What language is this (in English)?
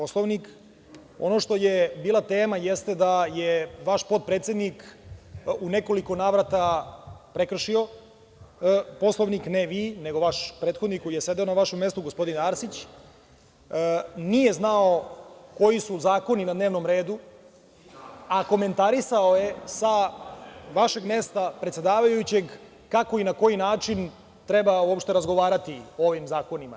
Serbian